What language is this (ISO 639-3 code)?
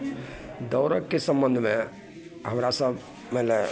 mai